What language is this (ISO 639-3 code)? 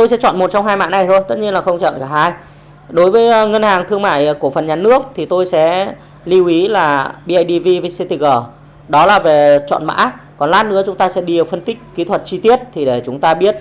vie